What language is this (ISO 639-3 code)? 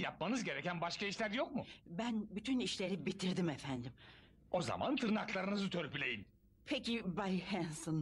tur